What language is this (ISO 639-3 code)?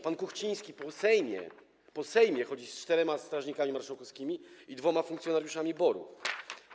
pol